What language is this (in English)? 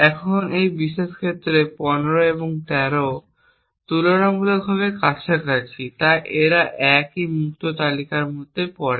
Bangla